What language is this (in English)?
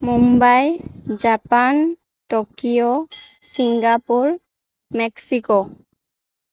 Assamese